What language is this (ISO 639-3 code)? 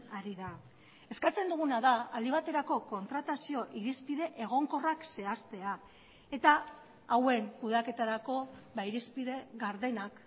eus